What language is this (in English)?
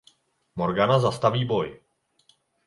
Czech